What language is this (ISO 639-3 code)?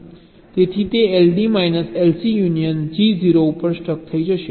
guj